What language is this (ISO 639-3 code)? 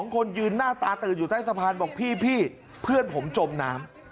tha